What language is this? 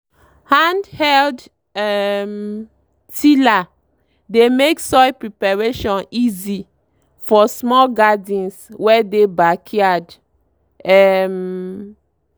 Nigerian Pidgin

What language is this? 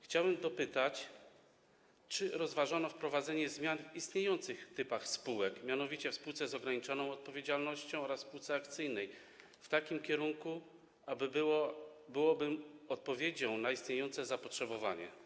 Polish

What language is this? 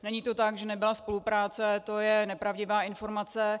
Czech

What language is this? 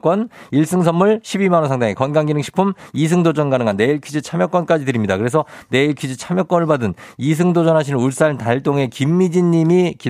Korean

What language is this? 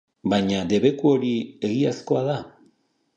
Basque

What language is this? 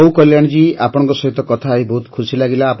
Odia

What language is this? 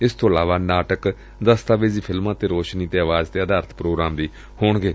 Punjabi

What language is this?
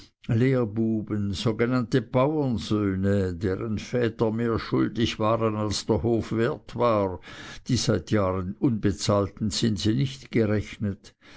German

